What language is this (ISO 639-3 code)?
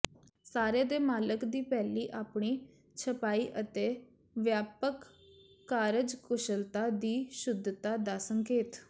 pan